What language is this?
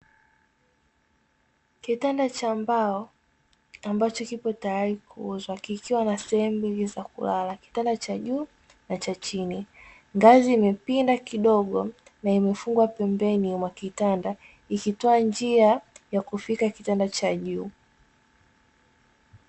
Swahili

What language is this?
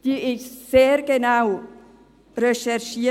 Swiss German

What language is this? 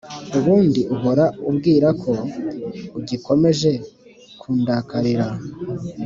Kinyarwanda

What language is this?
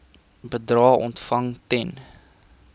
Afrikaans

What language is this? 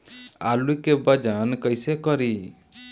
Bhojpuri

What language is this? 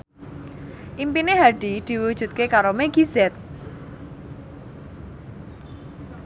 Javanese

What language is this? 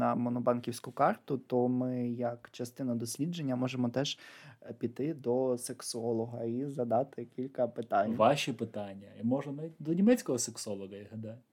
Ukrainian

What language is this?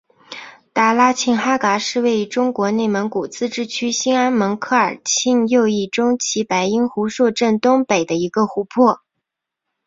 Chinese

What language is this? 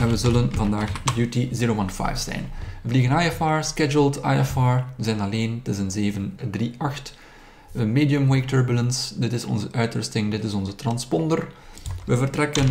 Dutch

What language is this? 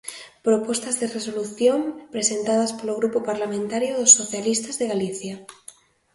Galician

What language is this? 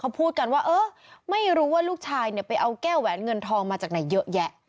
Thai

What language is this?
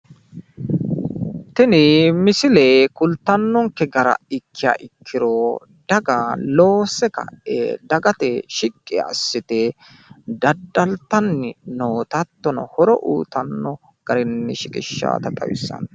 Sidamo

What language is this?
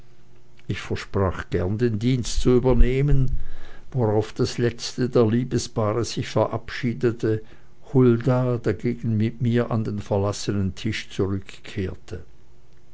German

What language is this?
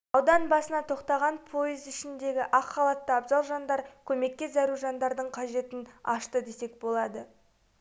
Kazakh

